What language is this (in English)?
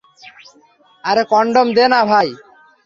Bangla